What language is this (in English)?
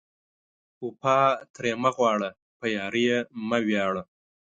Pashto